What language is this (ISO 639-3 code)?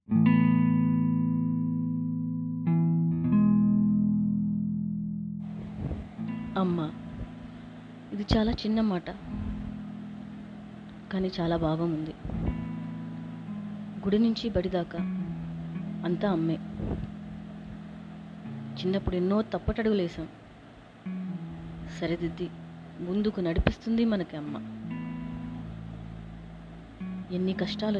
tel